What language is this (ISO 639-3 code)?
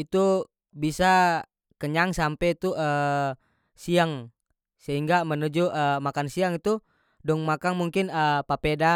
max